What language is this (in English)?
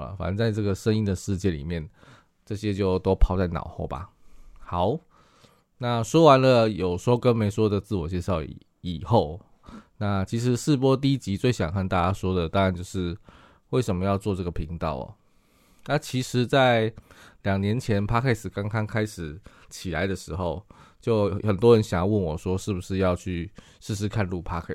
Chinese